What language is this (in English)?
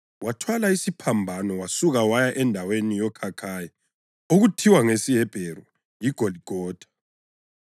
North Ndebele